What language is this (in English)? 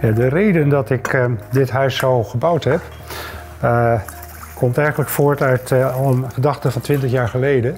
Dutch